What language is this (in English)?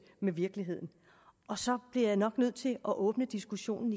Danish